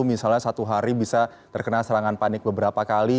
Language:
Indonesian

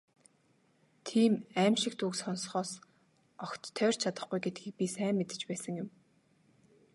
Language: Mongolian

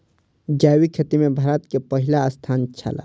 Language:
Maithili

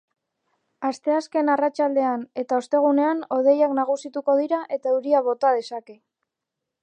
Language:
Basque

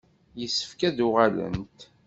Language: Kabyle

